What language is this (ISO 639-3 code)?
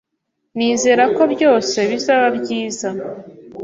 kin